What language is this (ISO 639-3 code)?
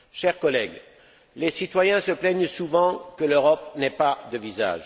fra